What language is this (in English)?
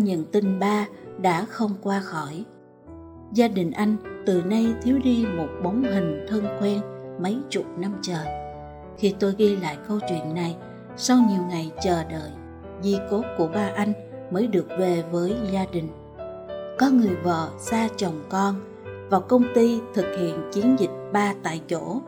Vietnamese